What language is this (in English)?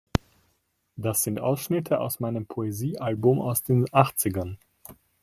German